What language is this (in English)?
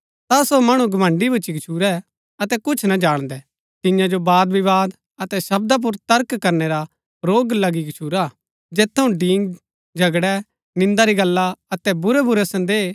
Gaddi